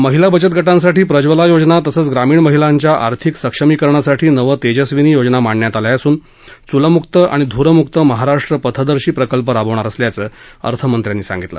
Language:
Marathi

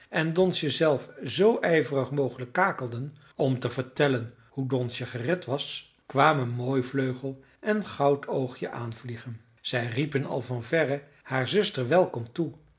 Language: Dutch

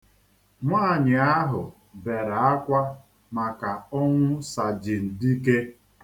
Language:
Igbo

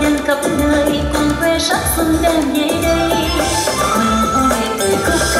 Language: Vietnamese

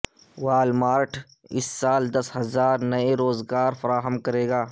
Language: Urdu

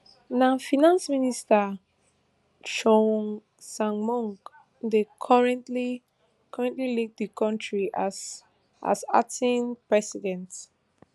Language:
Nigerian Pidgin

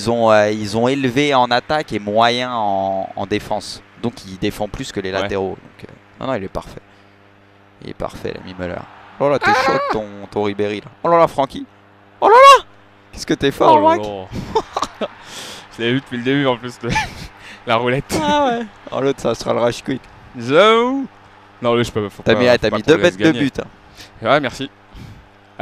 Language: French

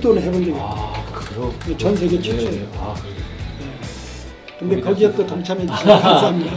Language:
Korean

